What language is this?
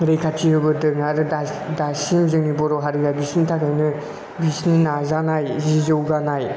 Bodo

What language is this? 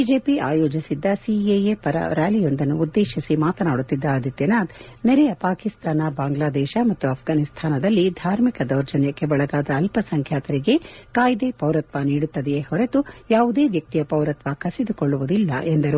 Kannada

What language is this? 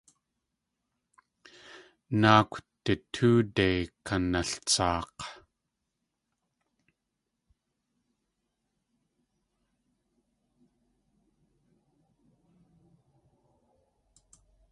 Tlingit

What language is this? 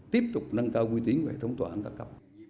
Vietnamese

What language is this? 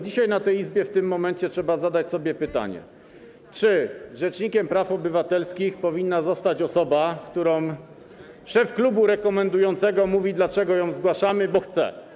Polish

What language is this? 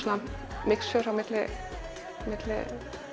Icelandic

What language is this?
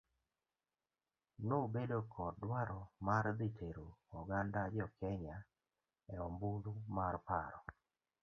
Luo (Kenya and Tanzania)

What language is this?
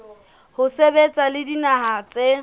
Southern Sotho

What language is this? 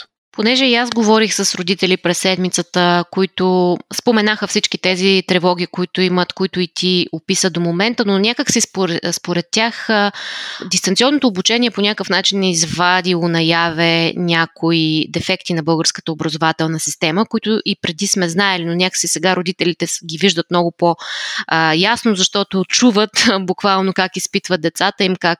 Bulgarian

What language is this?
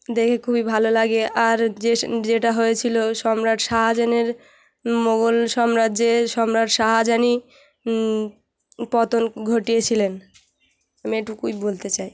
Bangla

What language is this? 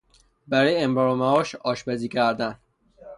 Persian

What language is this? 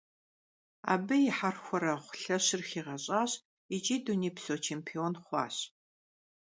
Kabardian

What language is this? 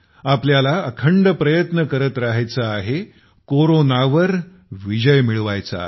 Marathi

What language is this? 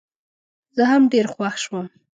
Pashto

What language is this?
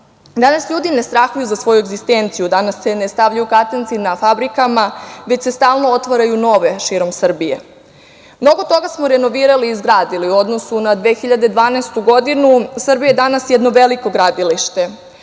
Serbian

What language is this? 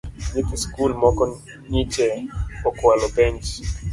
Luo (Kenya and Tanzania)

